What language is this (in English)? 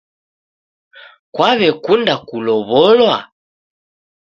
Taita